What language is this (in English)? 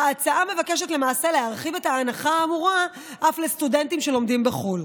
Hebrew